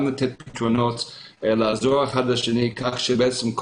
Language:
Hebrew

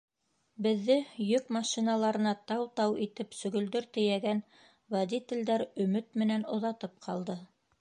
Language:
Bashkir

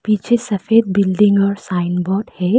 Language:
Hindi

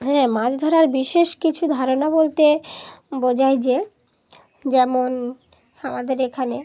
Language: Bangla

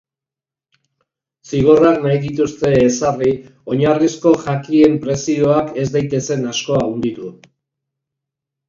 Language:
Basque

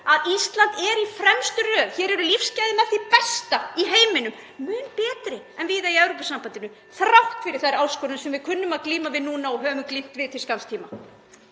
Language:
Icelandic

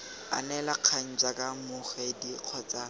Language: Tswana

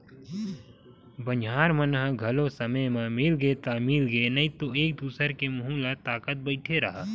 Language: Chhattisgarhi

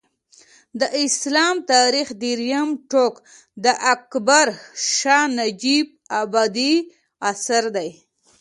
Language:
Pashto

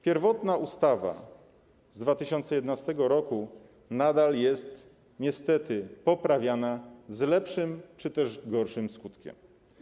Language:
Polish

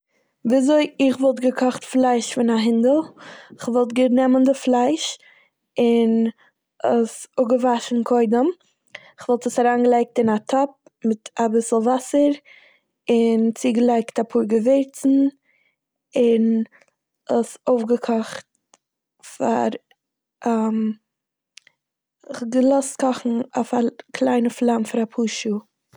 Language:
Yiddish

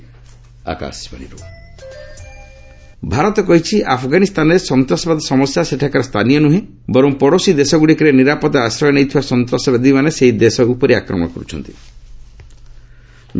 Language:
Odia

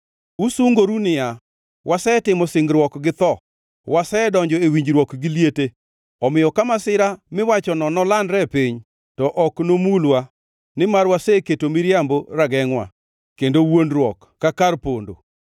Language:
Luo (Kenya and Tanzania)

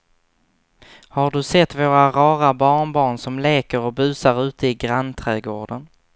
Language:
Swedish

